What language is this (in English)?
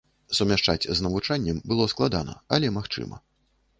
Belarusian